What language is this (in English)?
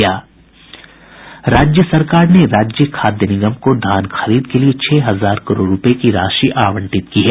Hindi